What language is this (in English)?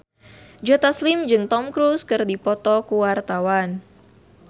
Sundanese